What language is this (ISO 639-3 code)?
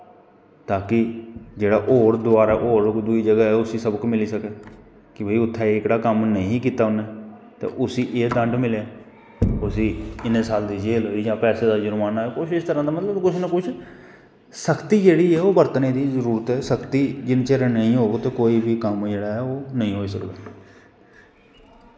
doi